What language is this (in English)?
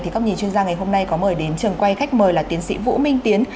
Vietnamese